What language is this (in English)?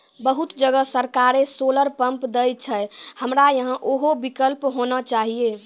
Maithili